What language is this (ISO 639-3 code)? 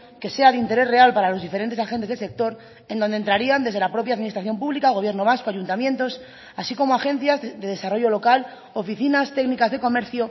spa